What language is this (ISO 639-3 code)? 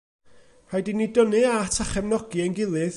cym